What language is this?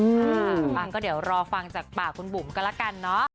Thai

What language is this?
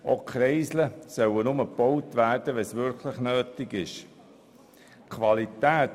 Swiss German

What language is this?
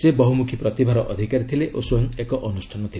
Odia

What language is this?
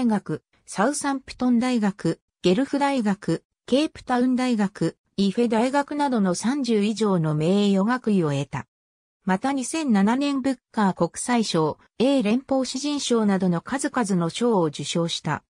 Japanese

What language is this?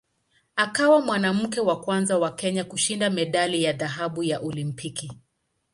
Swahili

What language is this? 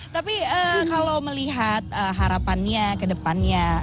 Indonesian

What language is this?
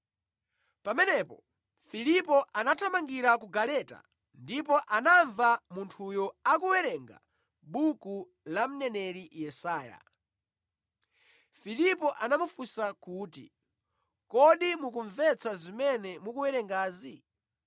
Nyanja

